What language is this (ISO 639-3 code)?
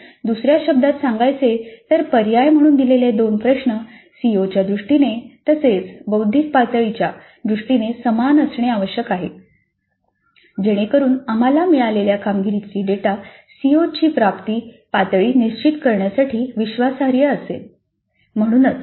mar